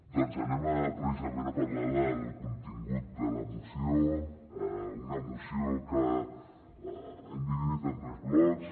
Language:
Catalan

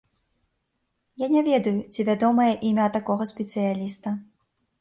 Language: Belarusian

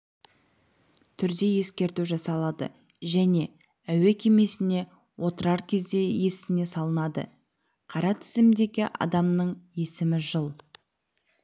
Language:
Kazakh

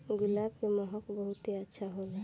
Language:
Bhojpuri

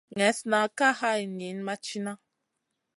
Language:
Masana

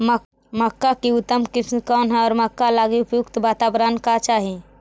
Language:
Magahi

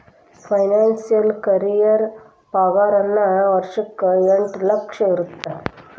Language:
Kannada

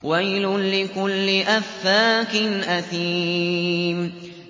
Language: Arabic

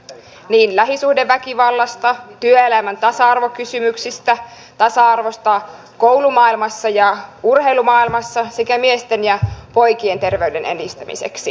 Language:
Finnish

